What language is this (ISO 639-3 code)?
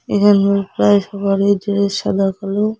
ben